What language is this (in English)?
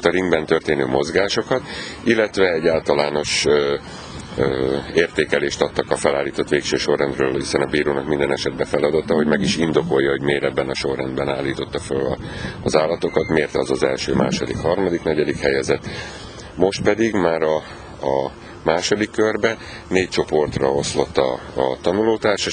Hungarian